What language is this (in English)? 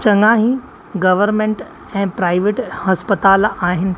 Sindhi